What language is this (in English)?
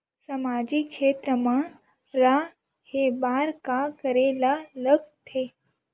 Chhattisgarhi